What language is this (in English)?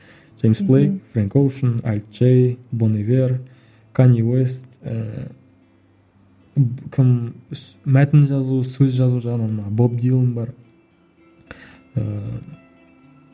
Kazakh